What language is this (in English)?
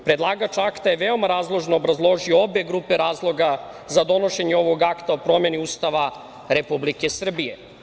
Serbian